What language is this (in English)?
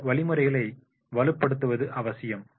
Tamil